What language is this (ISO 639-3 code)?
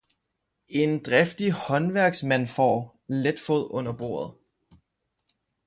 dan